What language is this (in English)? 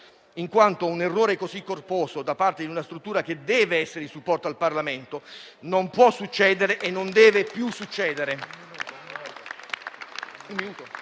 Italian